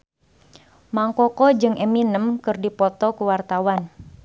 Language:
Sundanese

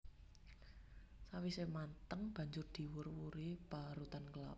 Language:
Javanese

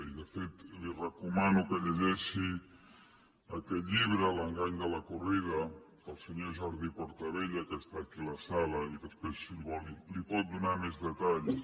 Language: Catalan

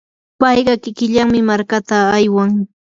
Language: Yanahuanca Pasco Quechua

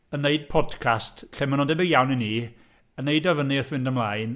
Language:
Welsh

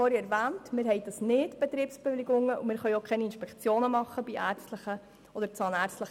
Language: Swiss German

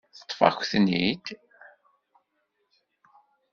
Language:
Kabyle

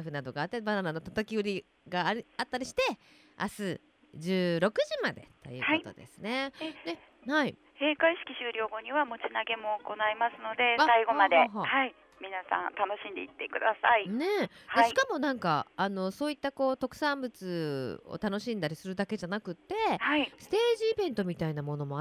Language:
Japanese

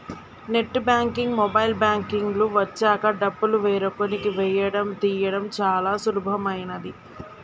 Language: Telugu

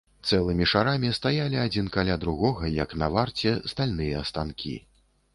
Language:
Belarusian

